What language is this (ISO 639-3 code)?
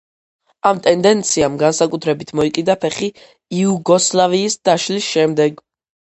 kat